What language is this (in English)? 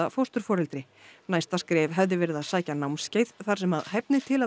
Icelandic